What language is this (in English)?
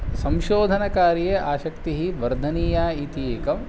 Sanskrit